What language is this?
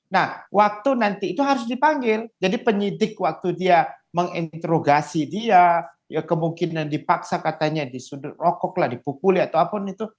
Indonesian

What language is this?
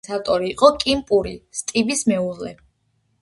Georgian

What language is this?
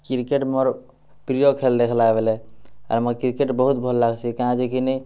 Odia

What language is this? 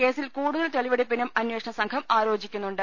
Malayalam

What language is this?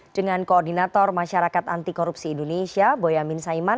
Indonesian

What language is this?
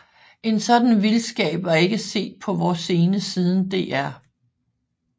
Danish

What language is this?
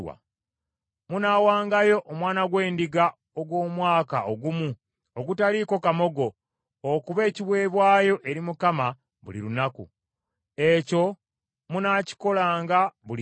Ganda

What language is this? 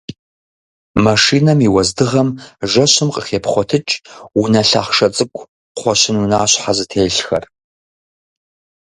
Kabardian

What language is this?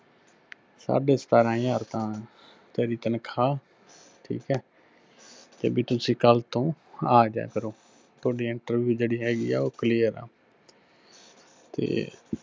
Punjabi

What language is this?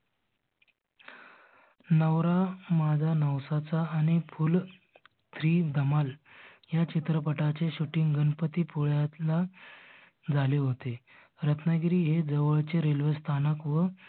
Marathi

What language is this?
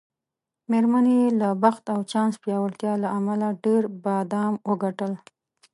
Pashto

